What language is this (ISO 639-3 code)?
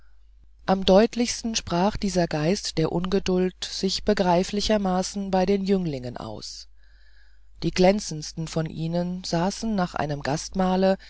deu